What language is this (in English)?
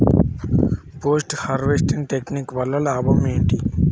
Telugu